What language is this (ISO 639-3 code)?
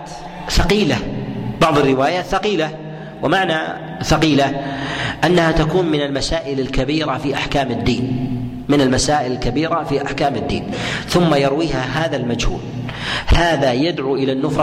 ara